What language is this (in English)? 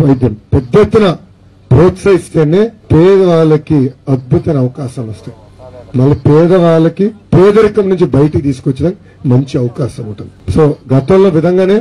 Hindi